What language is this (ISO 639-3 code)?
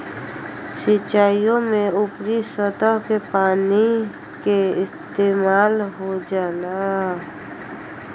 bho